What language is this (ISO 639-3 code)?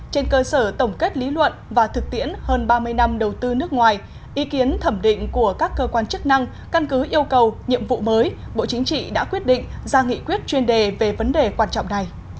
vie